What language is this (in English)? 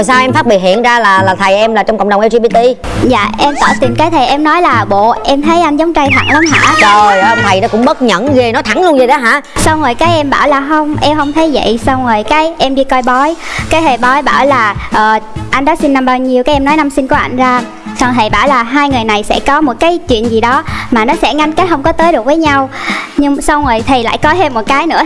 Vietnamese